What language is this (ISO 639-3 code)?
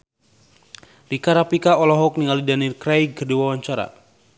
sun